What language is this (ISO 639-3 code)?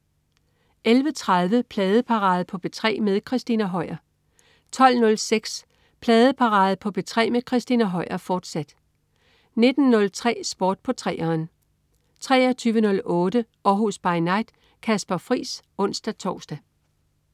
dan